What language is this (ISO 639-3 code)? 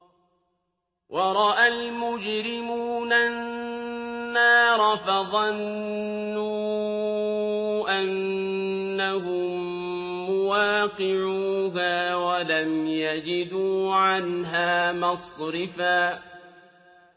ara